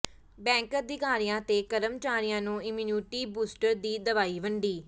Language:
Punjabi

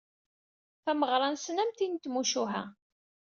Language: Kabyle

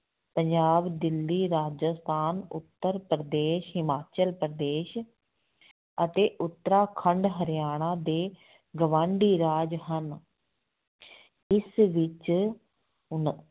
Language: Punjabi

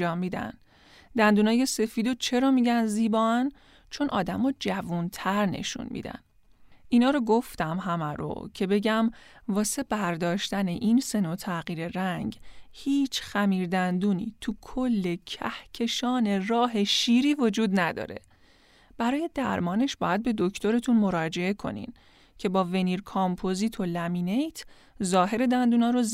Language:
Persian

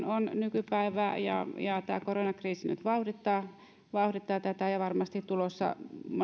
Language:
Finnish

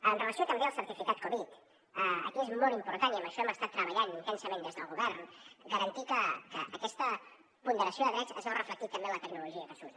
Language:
Catalan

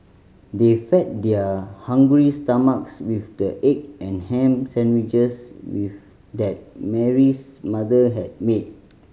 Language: English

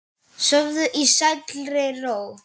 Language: Icelandic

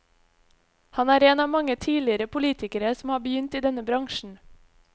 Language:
Norwegian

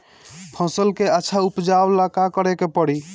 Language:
Bhojpuri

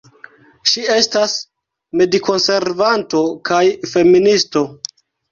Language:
Esperanto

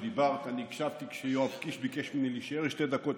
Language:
Hebrew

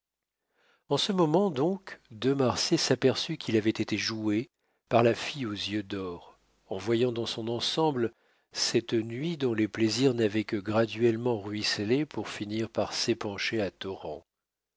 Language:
French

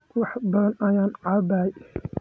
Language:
Somali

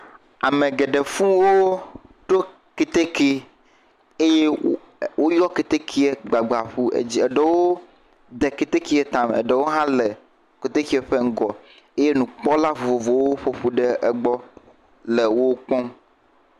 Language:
Ewe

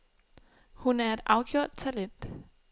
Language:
Danish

